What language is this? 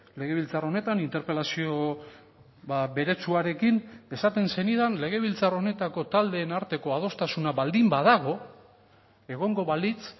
Basque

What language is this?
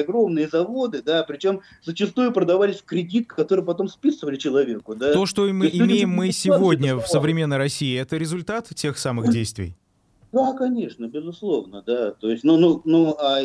Russian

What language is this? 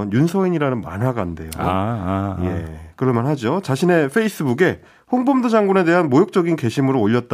Korean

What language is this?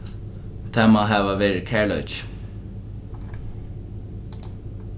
Faroese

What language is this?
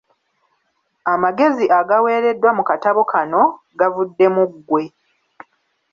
Ganda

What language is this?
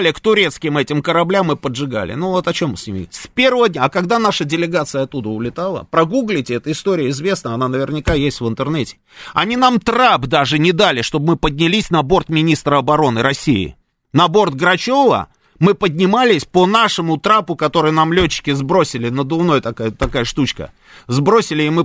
Russian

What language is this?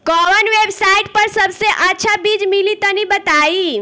Bhojpuri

